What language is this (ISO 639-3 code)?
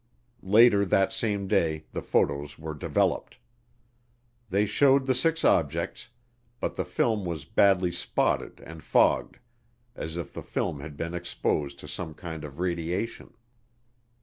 eng